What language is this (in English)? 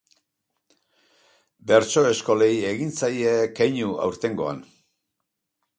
Basque